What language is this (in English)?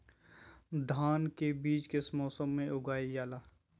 Magahi